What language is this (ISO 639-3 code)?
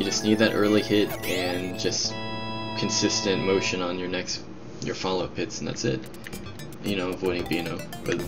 eng